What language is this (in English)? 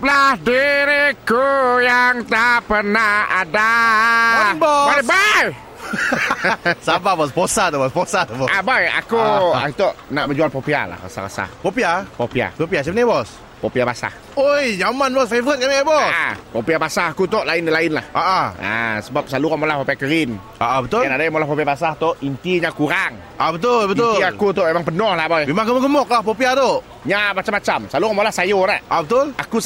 Malay